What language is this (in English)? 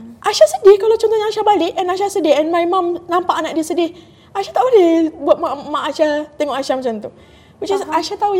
Malay